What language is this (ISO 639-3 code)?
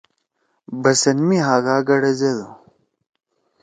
trw